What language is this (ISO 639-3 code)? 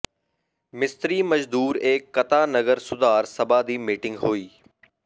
pan